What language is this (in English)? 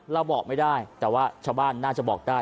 Thai